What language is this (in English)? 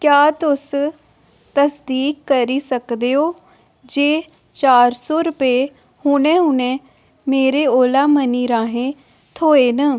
Dogri